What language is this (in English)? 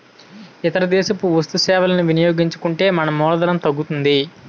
Telugu